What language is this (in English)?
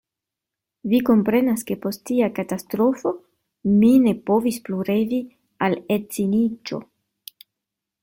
Esperanto